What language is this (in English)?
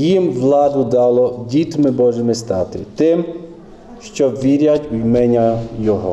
Ukrainian